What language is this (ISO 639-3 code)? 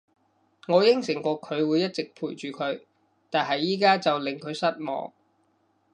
yue